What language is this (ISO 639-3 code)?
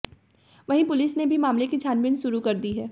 hin